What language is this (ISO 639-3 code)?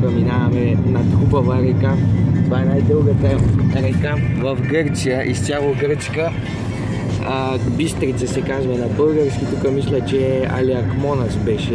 ron